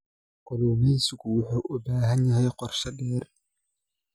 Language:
Somali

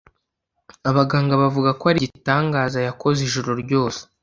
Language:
Kinyarwanda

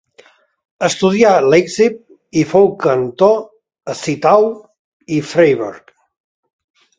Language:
Catalan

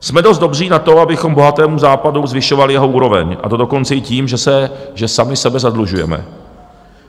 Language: Czech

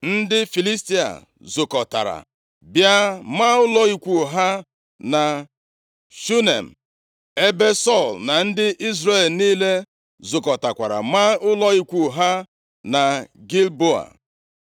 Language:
Igbo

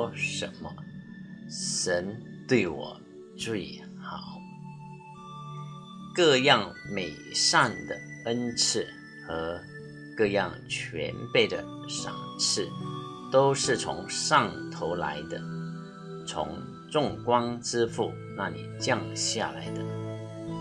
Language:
Chinese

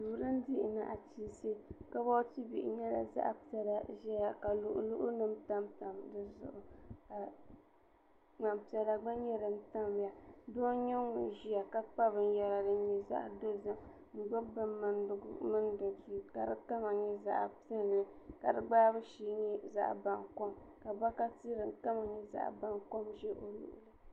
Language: Dagbani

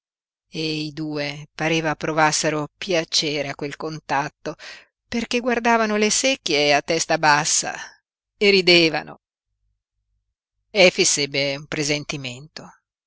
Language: Italian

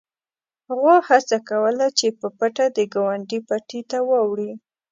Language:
Pashto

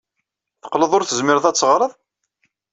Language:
Kabyle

